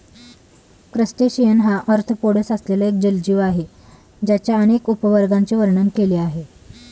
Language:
Marathi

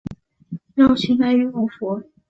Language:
Chinese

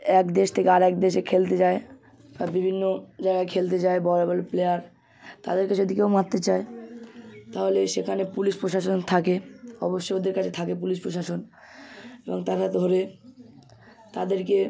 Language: Bangla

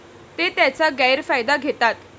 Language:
Marathi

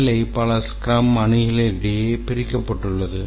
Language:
Tamil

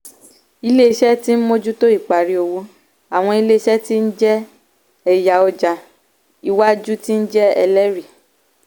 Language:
Yoruba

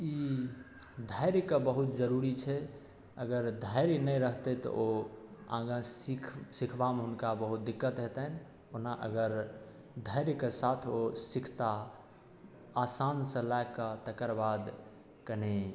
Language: Maithili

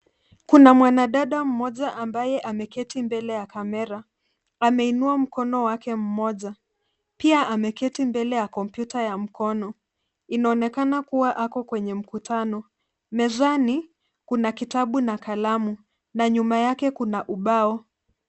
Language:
Swahili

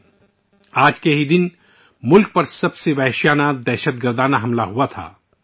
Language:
Urdu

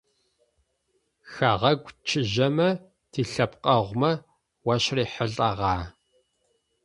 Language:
Adyghe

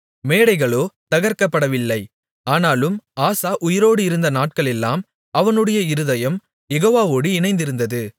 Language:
Tamil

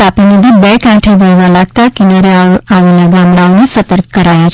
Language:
Gujarati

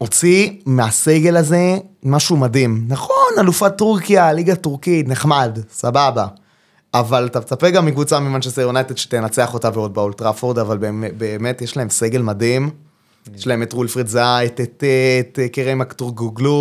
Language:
Hebrew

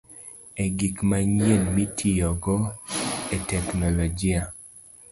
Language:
Luo (Kenya and Tanzania)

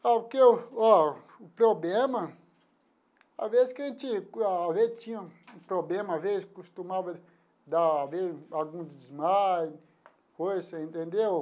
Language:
Portuguese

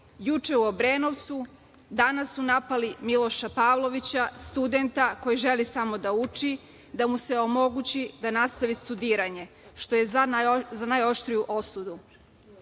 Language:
Serbian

